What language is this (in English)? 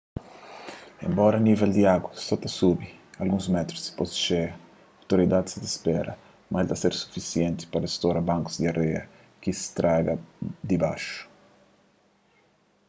Kabuverdianu